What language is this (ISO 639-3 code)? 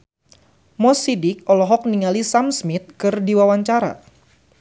sun